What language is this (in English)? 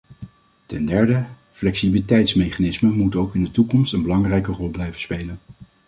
Dutch